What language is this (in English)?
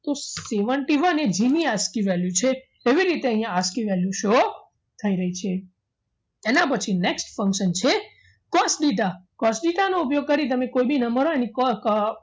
Gujarati